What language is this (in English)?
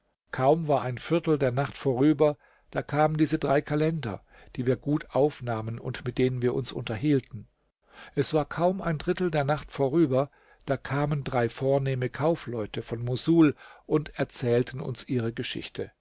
German